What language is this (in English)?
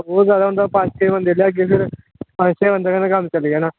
Dogri